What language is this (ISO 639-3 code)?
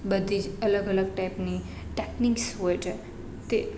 guj